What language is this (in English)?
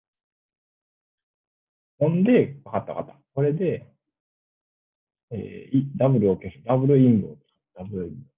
Japanese